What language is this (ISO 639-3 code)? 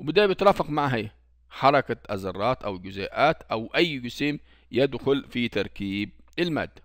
ara